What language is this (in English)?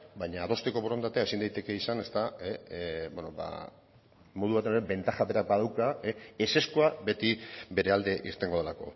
Basque